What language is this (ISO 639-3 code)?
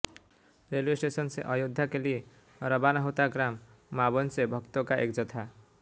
hin